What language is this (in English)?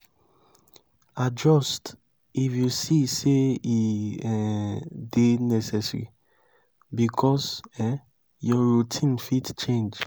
Nigerian Pidgin